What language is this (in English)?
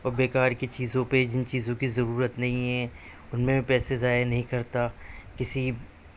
Urdu